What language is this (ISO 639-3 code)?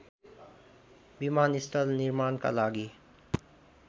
nep